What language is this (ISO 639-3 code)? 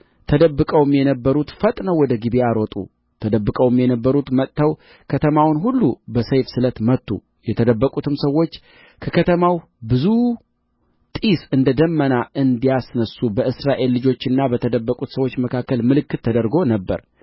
amh